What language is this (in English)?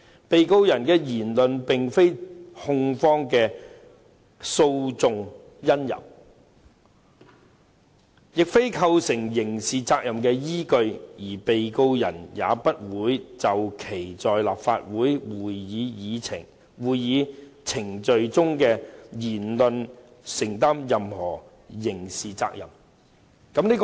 Cantonese